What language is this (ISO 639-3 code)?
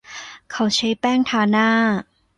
tha